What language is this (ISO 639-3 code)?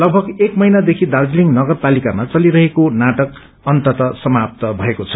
nep